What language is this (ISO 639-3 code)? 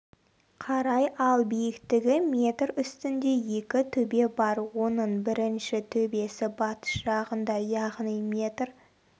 kaz